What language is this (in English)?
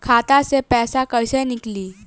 Bhojpuri